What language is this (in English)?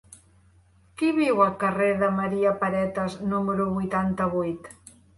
Catalan